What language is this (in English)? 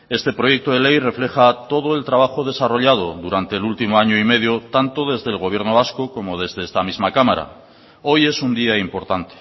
Spanish